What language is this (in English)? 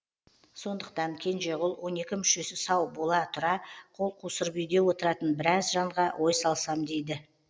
Kazakh